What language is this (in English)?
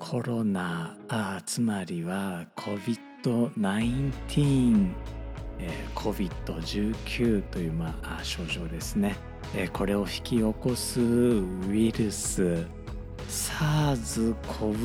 Japanese